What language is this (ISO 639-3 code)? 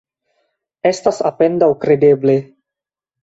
epo